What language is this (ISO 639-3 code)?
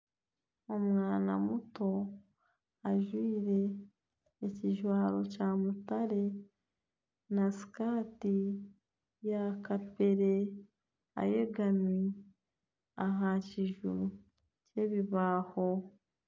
nyn